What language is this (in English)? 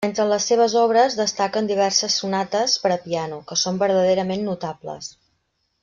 Catalan